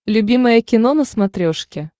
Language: Russian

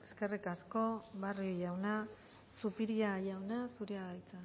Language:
Basque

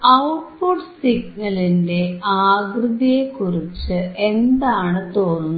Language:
Malayalam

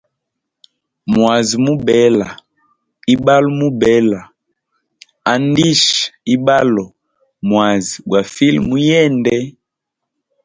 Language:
Hemba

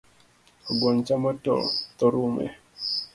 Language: Luo (Kenya and Tanzania)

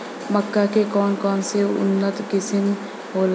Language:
Bhojpuri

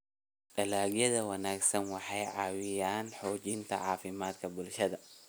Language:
Somali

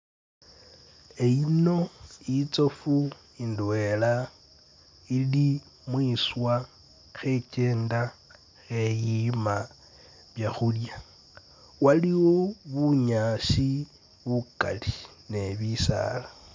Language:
Masaaba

